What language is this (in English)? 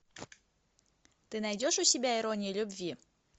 Russian